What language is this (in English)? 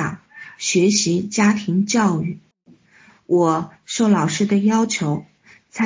Chinese